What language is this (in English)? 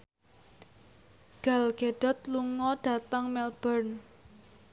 Javanese